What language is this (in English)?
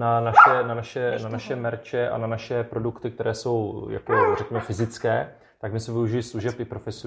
Czech